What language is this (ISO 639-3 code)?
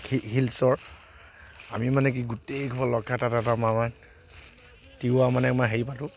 asm